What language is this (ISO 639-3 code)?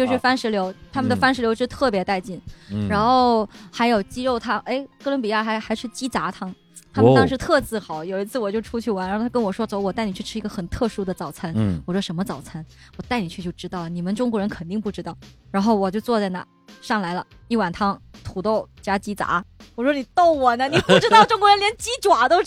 zho